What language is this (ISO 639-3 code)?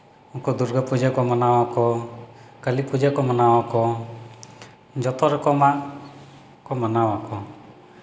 sat